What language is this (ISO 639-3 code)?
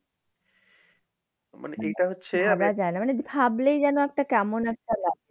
ben